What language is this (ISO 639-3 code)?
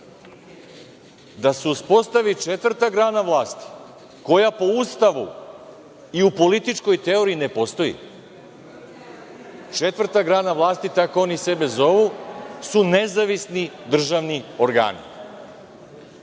srp